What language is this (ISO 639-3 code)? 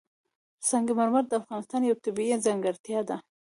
pus